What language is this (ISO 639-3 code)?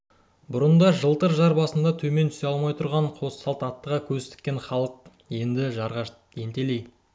kaz